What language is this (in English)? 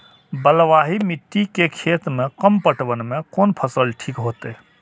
Maithili